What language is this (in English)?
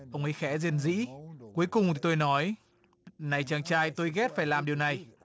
Vietnamese